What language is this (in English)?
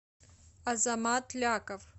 Russian